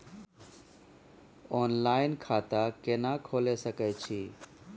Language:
Maithili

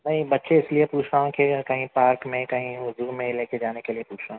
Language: Urdu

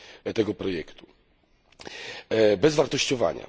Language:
Polish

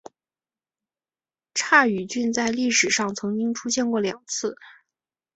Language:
Chinese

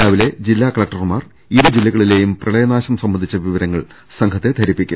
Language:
Malayalam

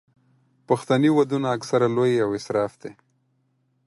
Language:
Pashto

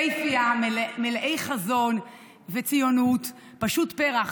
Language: Hebrew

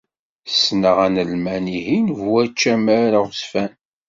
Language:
Kabyle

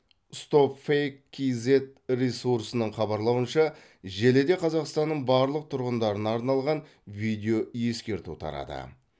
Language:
Kazakh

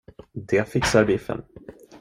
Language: Swedish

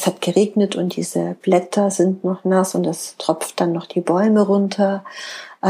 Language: German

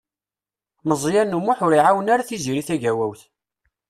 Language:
Kabyle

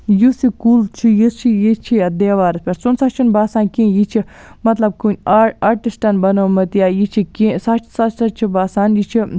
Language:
Kashmiri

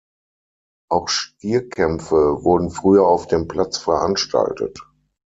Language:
German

